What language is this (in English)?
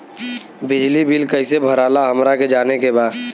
Bhojpuri